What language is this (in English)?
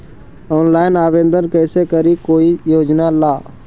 Magahi